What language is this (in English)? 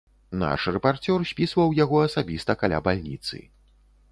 Belarusian